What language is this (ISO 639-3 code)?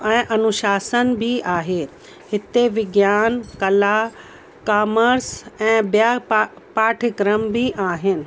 snd